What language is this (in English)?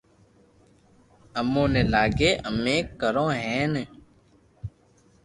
Loarki